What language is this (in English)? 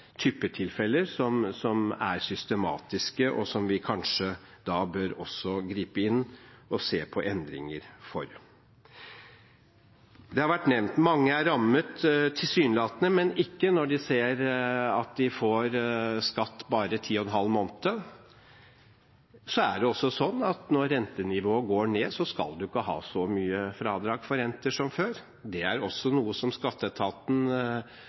Norwegian Bokmål